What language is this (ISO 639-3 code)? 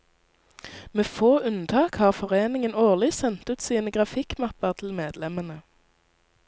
nor